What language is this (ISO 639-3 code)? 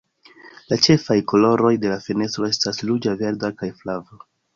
epo